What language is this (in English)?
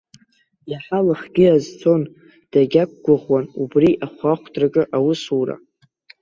Abkhazian